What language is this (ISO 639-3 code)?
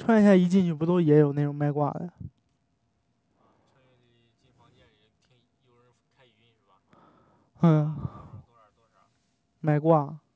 zho